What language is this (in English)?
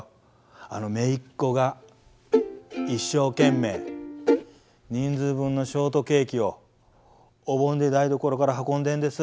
Japanese